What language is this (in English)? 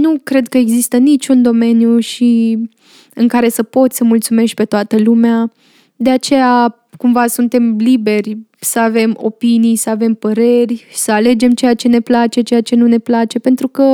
Romanian